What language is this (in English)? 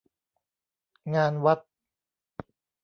Thai